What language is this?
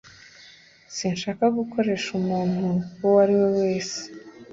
Kinyarwanda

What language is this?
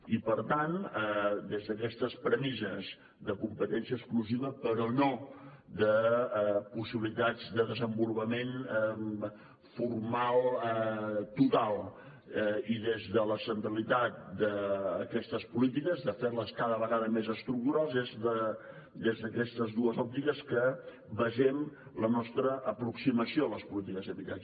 Catalan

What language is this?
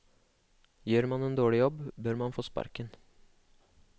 Norwegian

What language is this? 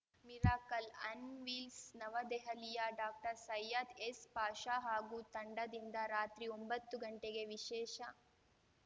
Kannada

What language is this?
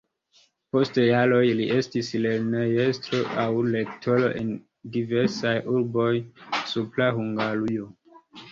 Esperanto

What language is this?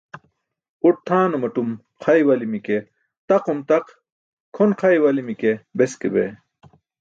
Burushaski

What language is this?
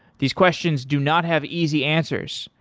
English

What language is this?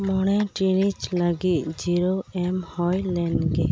Santali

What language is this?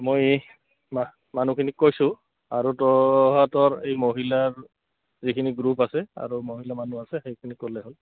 Assamese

